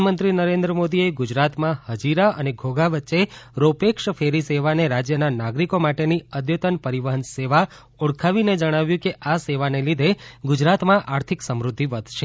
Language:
Gujarati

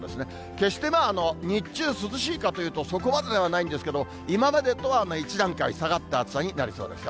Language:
Japanese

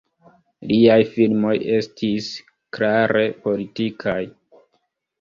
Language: Esperanto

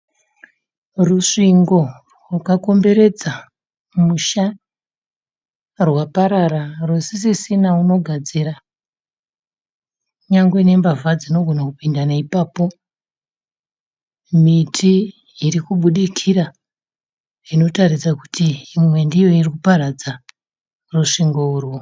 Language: Shona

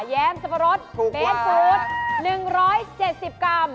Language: Thai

